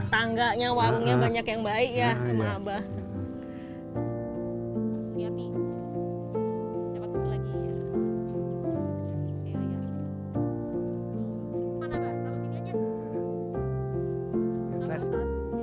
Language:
Indonesian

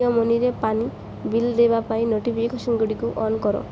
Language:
Odia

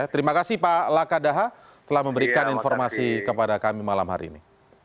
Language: Indonesian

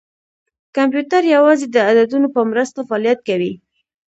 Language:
Pashto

